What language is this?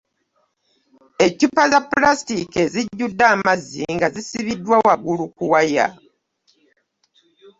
Ganda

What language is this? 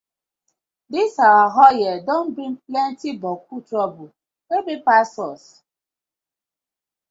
Nigerian Pidgin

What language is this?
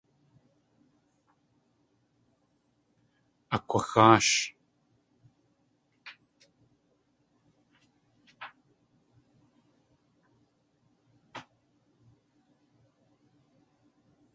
Tlingit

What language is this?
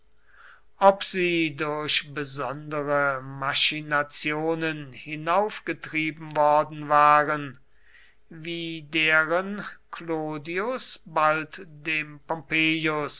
German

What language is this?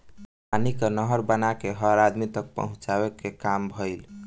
Bhojpuri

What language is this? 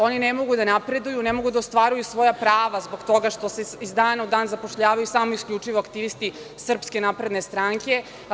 Serbian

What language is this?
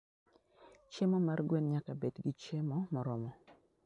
Luo (Kenya and Tanzania)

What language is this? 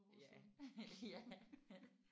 Danish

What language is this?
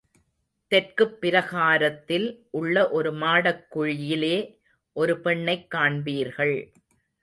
Tamil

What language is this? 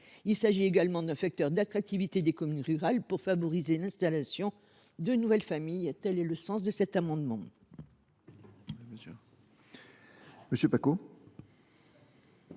French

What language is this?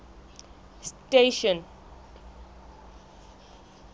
Southern Sotho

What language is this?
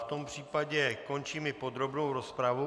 Czech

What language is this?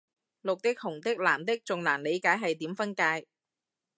Cantonese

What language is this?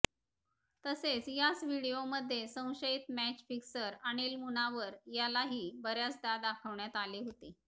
Marathi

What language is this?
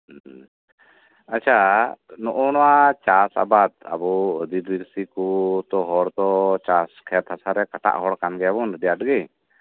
Santali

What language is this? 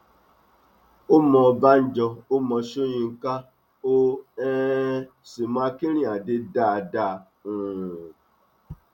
Yoruba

